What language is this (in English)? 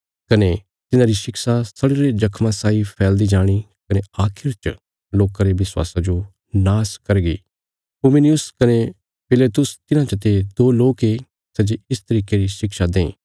Bilaspuri